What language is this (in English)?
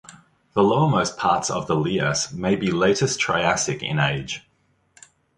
English